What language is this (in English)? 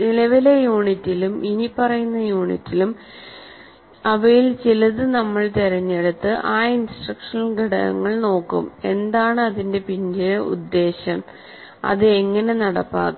Malayalam